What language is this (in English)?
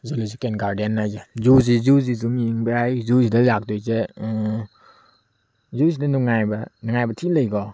Manipuri